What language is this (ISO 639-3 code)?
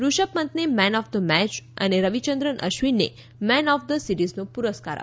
guj